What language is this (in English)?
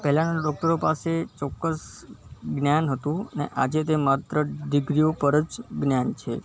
Gujarati